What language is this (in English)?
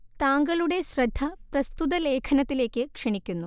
Malayalam